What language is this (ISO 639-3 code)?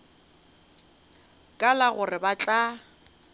nso